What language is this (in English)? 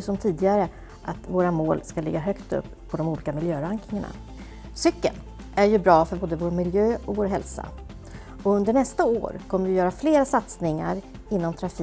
Swedish